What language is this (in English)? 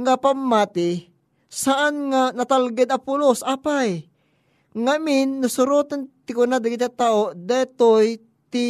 Filipino